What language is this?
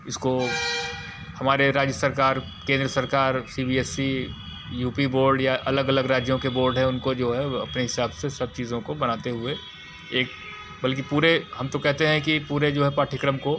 Hindi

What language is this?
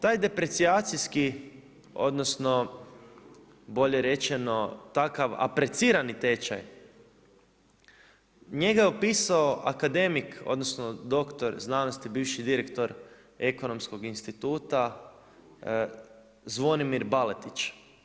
Croatian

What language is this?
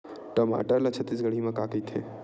Chhattisgarhi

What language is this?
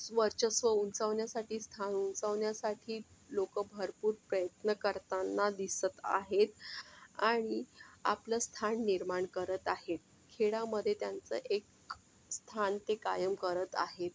Marathi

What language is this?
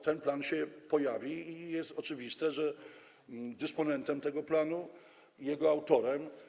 Polish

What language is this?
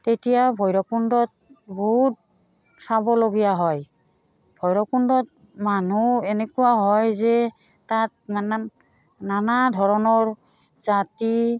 Assamese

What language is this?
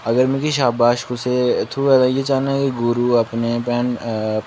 Dogri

